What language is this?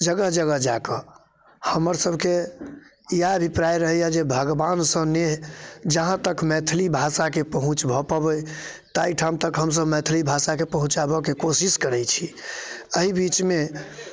Maithili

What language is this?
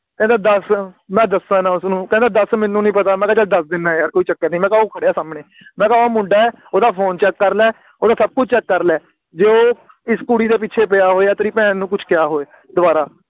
Punjabi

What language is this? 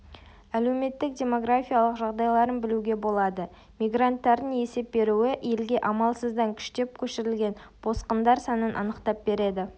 Kazakh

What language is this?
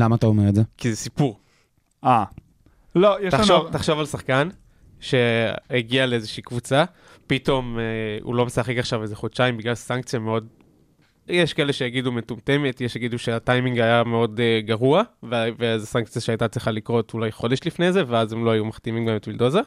Hebrew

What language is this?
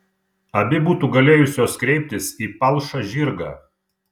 Lithuanian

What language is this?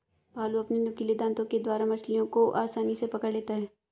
Hindi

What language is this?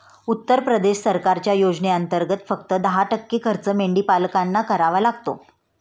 Marathi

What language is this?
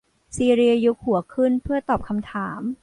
Thai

